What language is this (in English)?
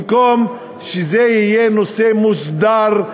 Hebrew